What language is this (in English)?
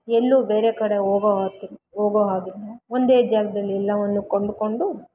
Kannada